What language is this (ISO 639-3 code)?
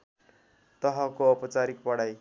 nep